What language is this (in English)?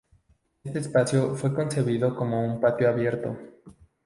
Spanish